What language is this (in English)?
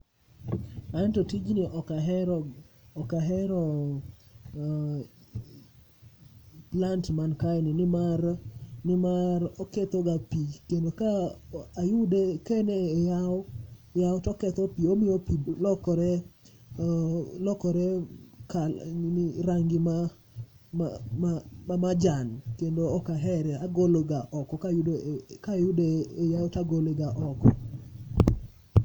Luo (Kenya and Tanzania)